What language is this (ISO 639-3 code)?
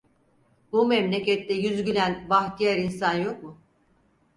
tur